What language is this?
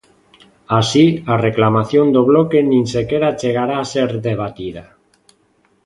Galician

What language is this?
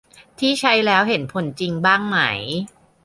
Thai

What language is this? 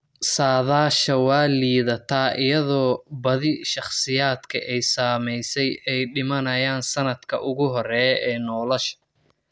Somali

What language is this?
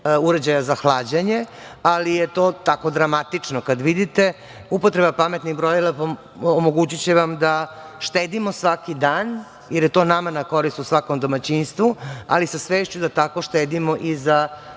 Serbian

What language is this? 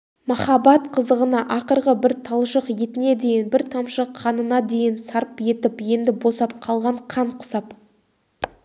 Kazakh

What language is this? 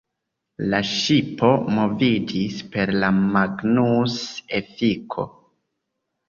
Esperanto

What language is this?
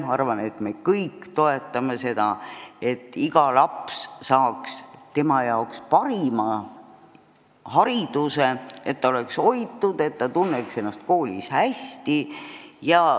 Estonian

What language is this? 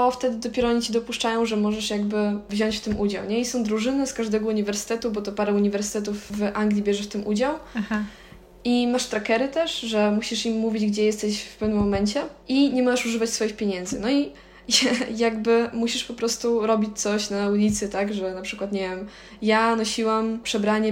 Polish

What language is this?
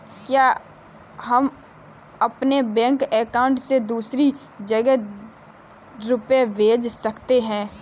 Hindi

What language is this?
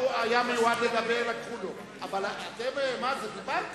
Hebrew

